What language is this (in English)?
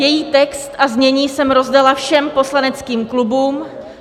Czech